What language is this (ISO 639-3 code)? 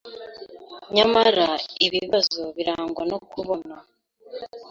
kin